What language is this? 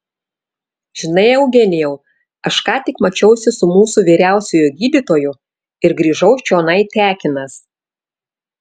Lithuanian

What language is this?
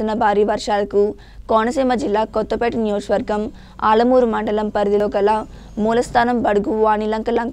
Thai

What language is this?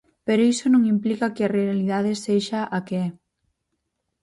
Galician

